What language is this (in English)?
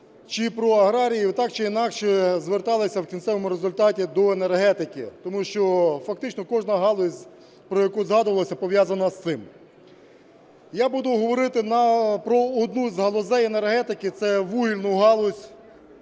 Ukrainian